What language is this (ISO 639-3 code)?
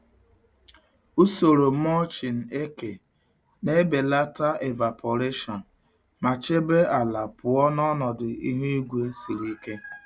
ibo